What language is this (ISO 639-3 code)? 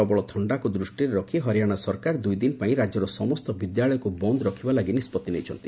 ori